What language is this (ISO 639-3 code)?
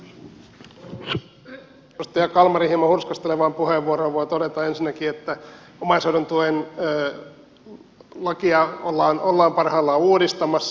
fin